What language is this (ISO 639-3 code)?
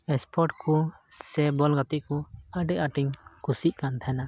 sat